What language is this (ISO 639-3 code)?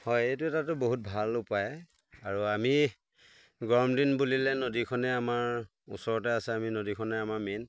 asm